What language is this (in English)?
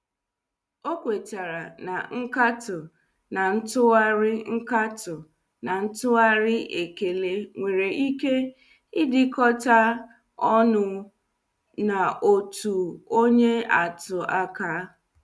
Igbo